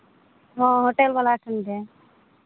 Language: Santali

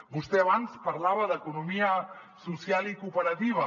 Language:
Catalan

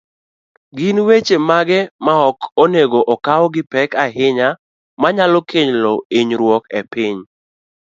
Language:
Luo (Kenya and Tanzania)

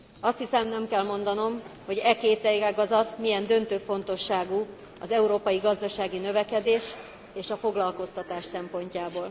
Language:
Hungarian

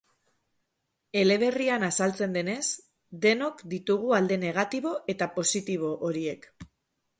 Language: Basque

